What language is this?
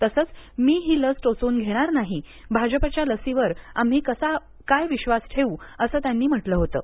Marathi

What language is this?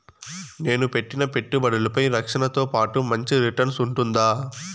Telugu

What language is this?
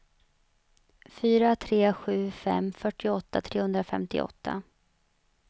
Swedish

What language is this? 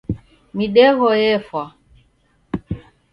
Taita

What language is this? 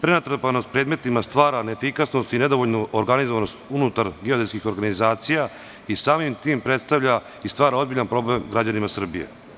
Serbian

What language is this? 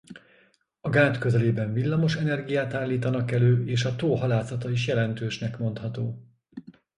Hungarian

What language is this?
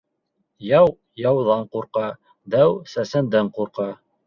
Bashkir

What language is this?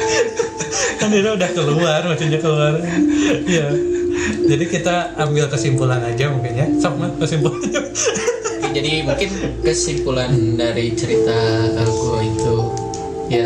Indonesian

